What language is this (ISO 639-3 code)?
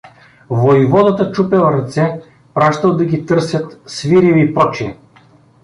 bul